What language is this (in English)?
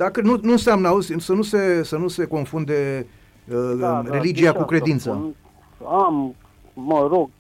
Romanian